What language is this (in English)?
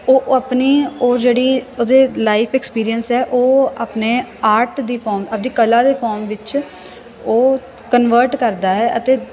Punjabi